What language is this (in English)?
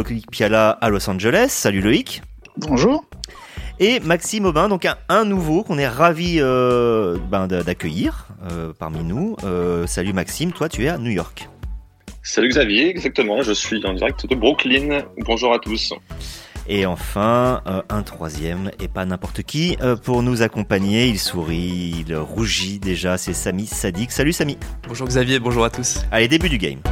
French